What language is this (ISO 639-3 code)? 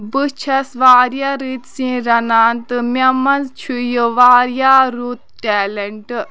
kas